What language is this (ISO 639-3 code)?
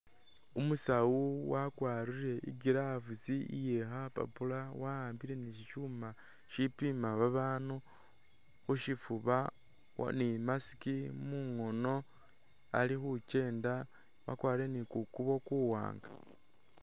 myx